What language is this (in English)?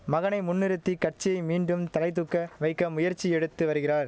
Tamil